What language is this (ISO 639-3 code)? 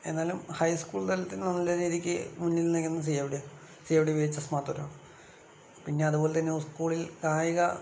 mal